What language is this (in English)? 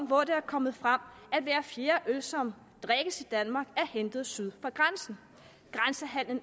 Danish